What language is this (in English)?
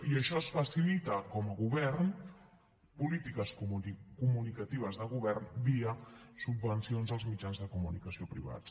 Catalan